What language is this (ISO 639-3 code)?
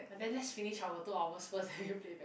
eng